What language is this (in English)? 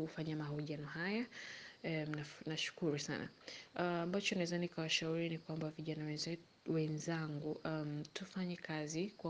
Swahili